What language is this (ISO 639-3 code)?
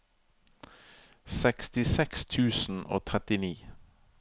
nor